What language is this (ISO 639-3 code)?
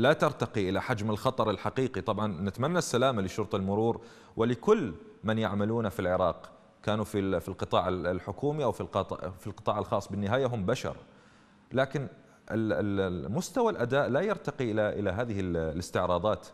ara